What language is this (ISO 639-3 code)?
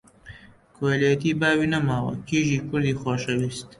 ckb